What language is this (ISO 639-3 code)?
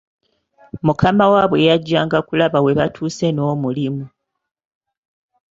lug